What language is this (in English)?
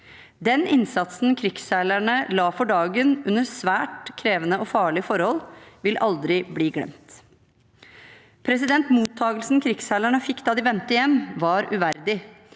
Norwegian